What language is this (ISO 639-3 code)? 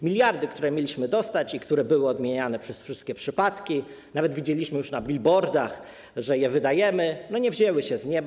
pol